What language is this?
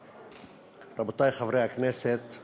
Hebrew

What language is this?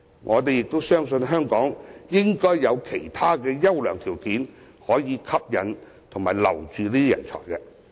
Cantonese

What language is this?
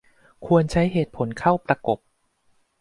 Thai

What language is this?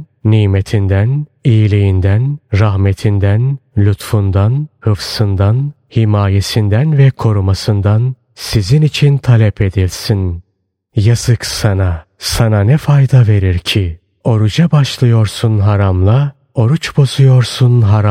Turkish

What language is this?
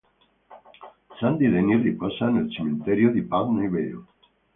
Italian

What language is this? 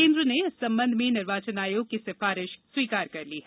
Hindi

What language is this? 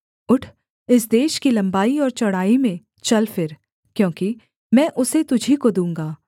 Hindi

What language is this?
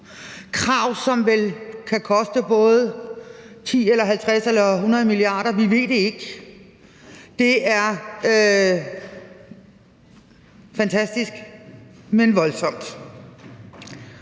Danish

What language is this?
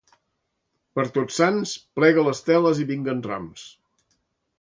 Catalan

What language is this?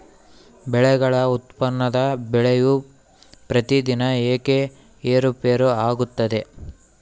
Kannada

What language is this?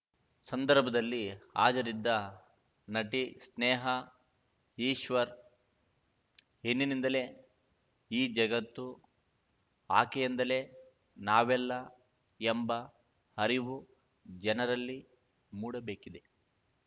Kannada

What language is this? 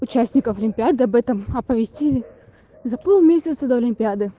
Russian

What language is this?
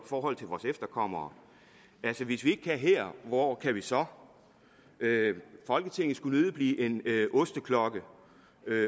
Danish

